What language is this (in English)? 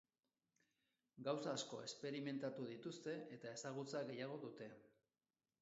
Basque